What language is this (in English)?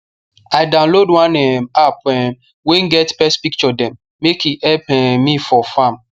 Nigerian Pidgin